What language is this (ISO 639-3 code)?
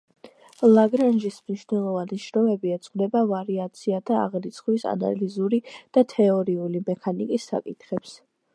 kat